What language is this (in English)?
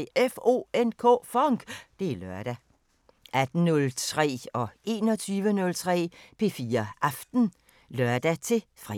Danish